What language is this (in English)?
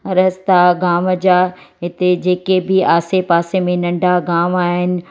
Sindhi